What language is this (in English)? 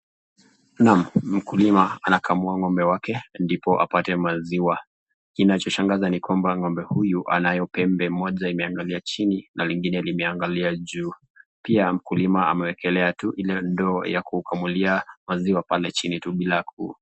Swahili